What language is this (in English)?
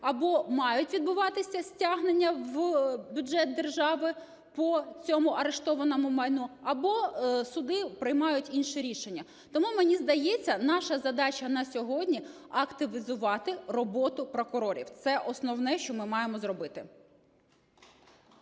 Ukrainian